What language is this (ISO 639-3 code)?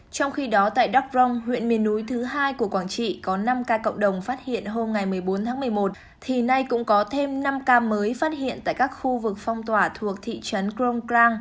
vie